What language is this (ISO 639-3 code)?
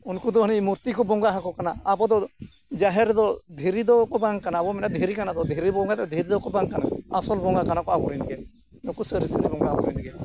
sat